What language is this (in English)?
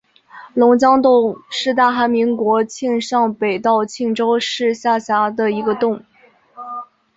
Chinese